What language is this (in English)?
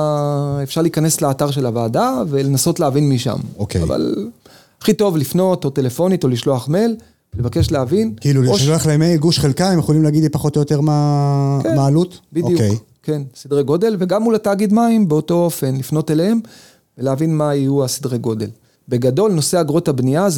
Hebrew